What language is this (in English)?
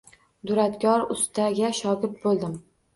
Uzbek